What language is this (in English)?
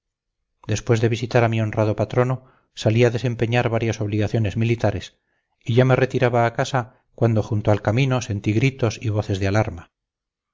Spanish